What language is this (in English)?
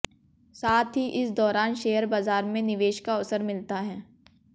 Hindi